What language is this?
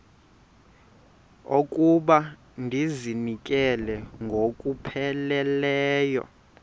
Xhosa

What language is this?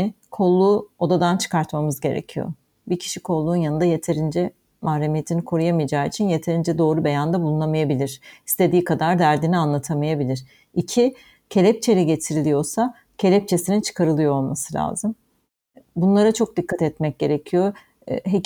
Turkish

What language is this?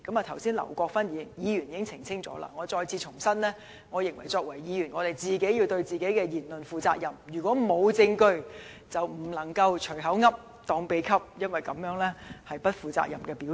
Cantonese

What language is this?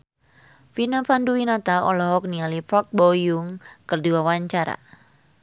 Sundanese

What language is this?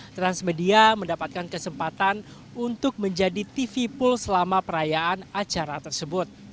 Indonesian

